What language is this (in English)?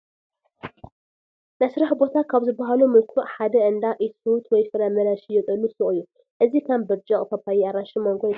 Tigrinya